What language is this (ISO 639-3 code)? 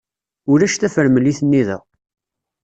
kab